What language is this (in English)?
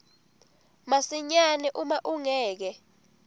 Swati